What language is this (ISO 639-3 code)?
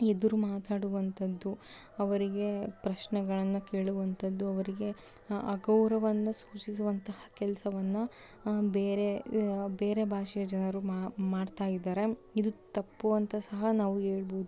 kan